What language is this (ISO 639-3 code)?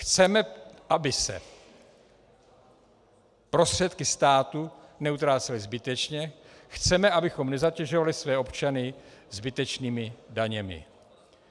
ces